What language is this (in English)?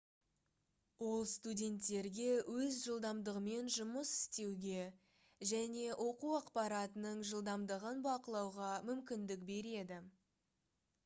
Kazakh